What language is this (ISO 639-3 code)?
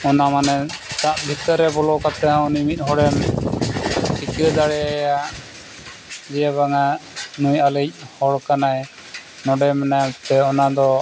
sat